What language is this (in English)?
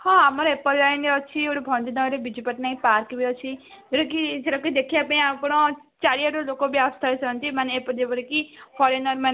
Odia